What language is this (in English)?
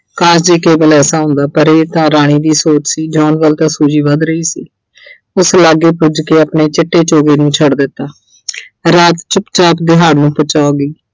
Punjabi